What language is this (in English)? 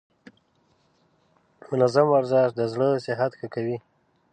Pashto